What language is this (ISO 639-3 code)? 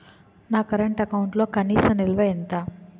tel